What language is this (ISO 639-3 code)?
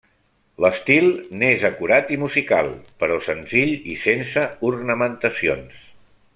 cat